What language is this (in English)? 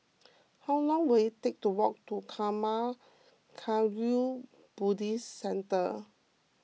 English